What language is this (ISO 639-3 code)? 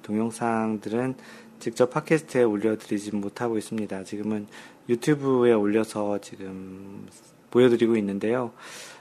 kor